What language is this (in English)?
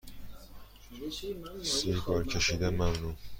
Persian